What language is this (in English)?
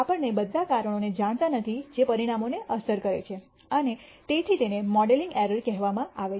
Gujarati